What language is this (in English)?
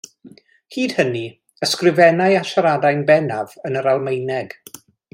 Welsh